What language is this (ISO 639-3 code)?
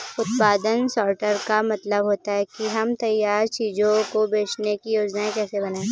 hin